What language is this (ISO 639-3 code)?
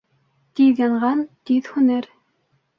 bak